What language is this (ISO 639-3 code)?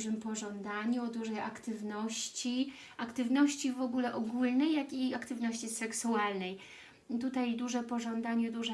pol